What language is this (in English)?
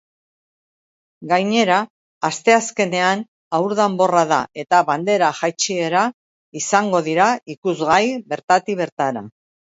Basque